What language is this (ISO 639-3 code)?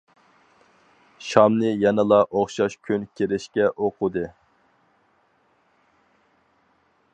uig